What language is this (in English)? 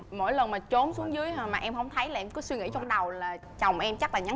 Vietnamese